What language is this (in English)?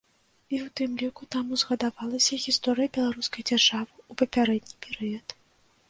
Belarusian